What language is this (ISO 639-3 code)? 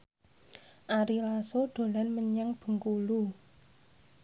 jav